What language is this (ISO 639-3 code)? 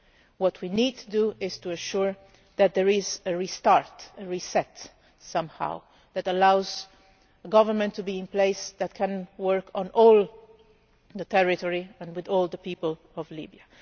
eng